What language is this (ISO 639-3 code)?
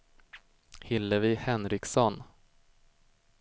swe